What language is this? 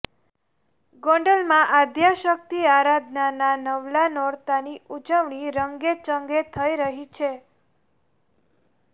Gujarati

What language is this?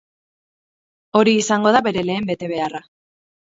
Basque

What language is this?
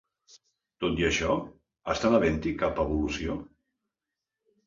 Catalan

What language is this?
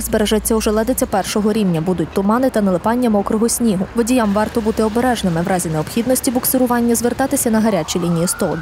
Ukrainian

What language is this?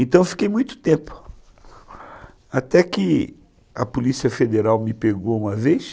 Portuguese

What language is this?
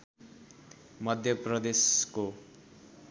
Nepali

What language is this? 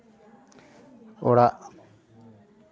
Santali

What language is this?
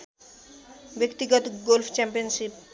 Nepali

